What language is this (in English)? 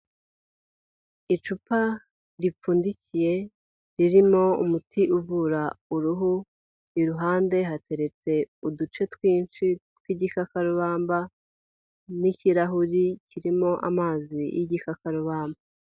Kinyarwanda